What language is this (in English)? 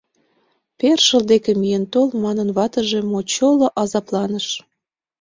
Mari